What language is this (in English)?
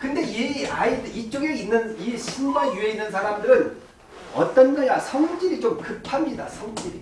Korean